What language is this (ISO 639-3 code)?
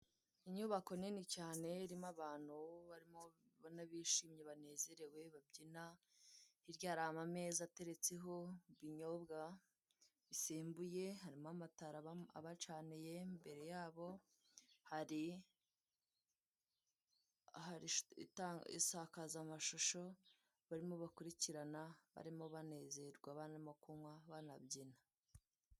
kin